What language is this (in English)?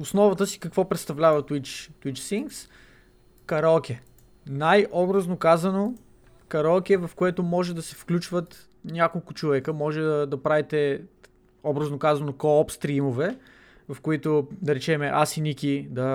Bulgarian